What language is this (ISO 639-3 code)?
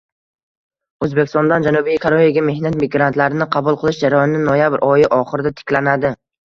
uzb